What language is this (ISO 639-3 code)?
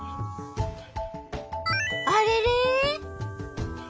jpn